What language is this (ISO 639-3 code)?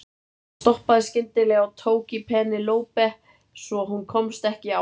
isl